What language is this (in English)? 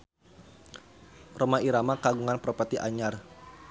Sundanese